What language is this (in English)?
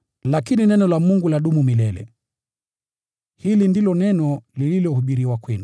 Swahili